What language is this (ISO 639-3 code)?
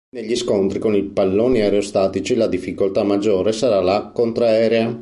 ita